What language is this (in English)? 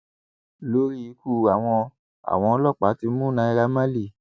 Yoruba